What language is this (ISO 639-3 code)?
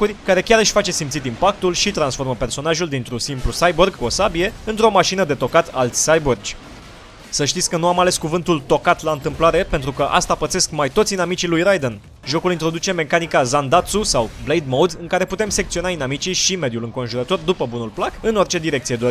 ron